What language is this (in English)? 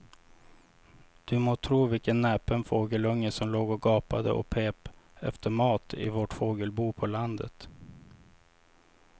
Swedish